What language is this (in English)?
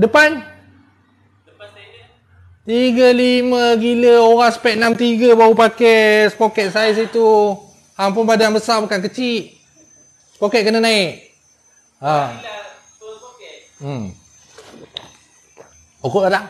Malay